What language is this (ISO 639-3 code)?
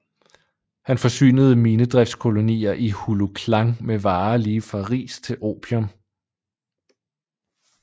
dan